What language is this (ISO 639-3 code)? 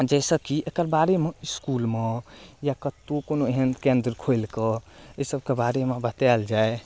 mai